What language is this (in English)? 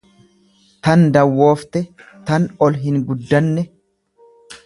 Oromo